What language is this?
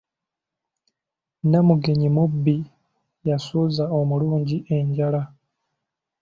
Ganda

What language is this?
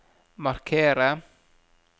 Norwegian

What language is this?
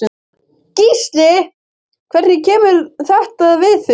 Icelandic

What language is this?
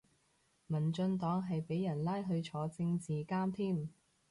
Cantonese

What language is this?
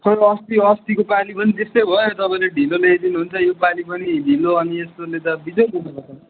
Nepali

